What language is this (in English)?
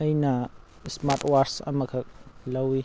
Manipuri